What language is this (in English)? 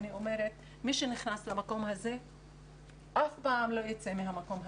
Hebrew